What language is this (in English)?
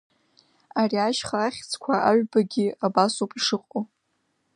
Abkhazian